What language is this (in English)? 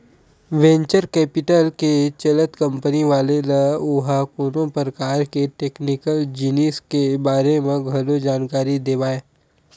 Chhattisgarhi